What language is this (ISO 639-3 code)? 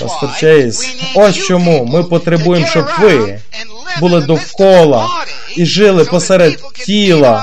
ukr